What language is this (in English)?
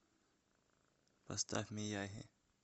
Russian